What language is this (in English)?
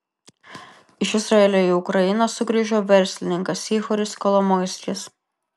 Lithuanian